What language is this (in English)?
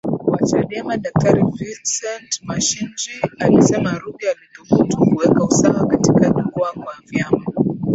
Swahili